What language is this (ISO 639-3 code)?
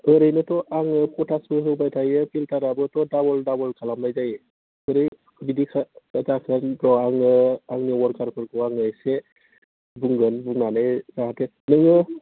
brx